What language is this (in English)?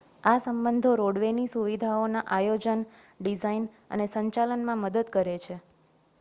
Gujarati